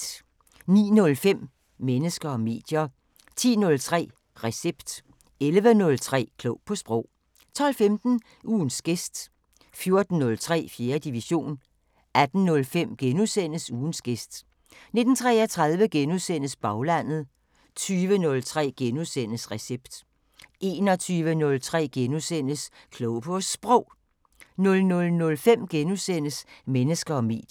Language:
Danish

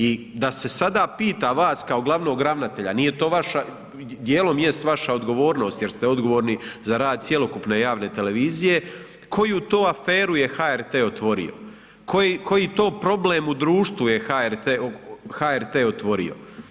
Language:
Croatian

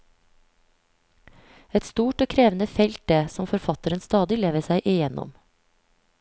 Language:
Norwegian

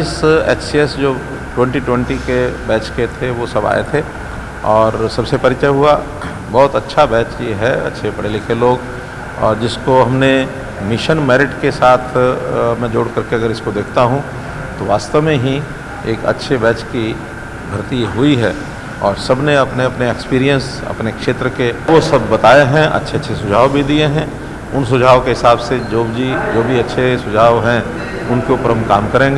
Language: Hindi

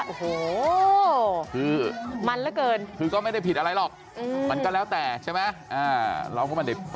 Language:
Thai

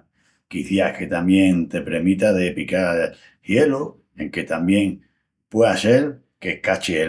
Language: Extremaduran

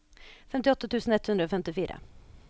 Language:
Norwegian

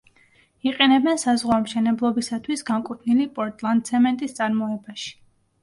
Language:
Georgian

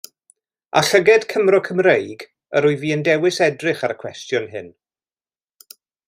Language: Welsh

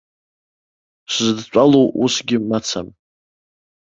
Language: Abkhazian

